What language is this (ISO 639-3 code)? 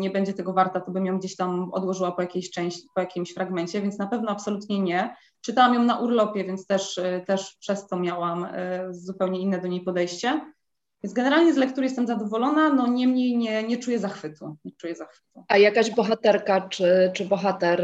pol